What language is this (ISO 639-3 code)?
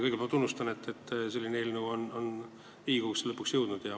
est